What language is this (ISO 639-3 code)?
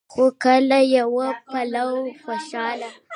pus